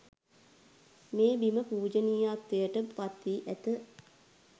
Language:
Sinhala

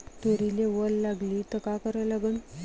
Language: Marathi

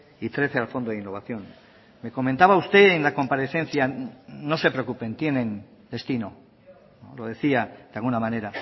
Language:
Spanish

